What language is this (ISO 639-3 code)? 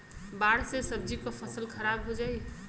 bho